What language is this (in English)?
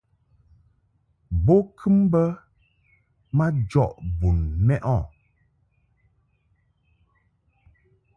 Mungaka